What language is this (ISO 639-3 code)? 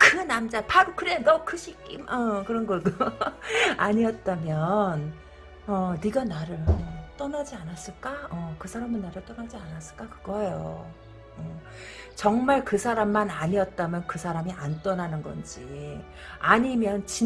kor